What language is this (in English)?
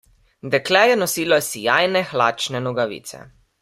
Slovenian